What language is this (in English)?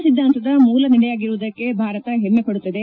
Kannada